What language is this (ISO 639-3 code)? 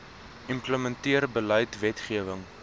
afr